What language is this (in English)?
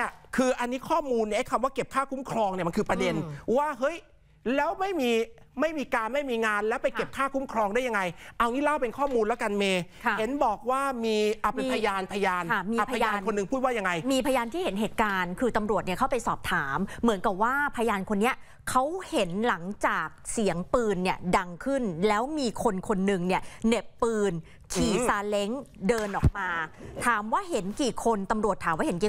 Thai